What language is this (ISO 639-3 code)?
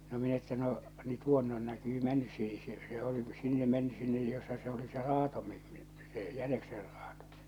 fin